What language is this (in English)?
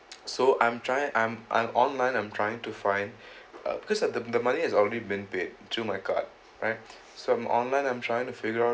English